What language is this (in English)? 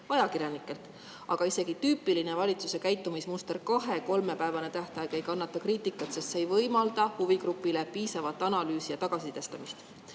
Estonian